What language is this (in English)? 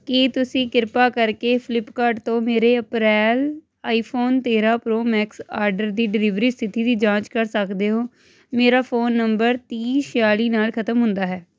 Punjabi